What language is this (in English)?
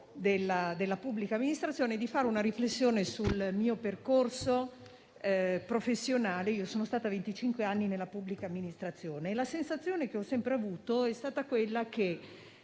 Italian